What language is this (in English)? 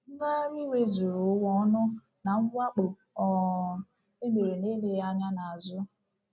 Igbo